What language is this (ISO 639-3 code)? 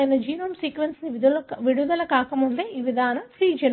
tel